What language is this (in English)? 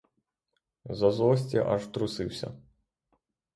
Ukrainian